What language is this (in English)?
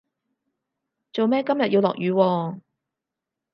Cantonese